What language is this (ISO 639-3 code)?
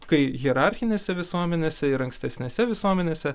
lit